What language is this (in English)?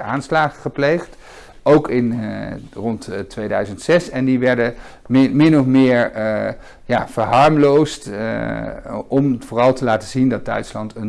Dutch